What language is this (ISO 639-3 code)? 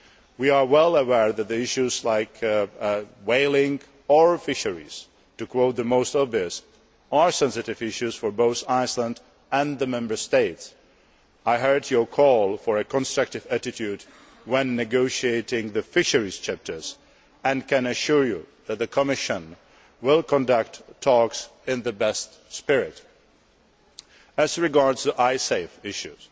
eng